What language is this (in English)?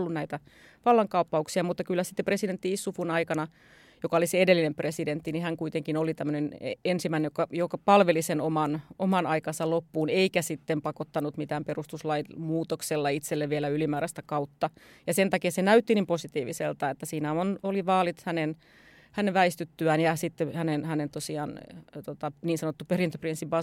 Finnish